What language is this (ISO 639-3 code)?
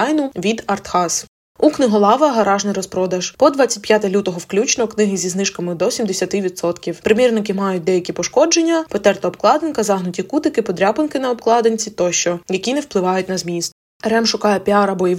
ukr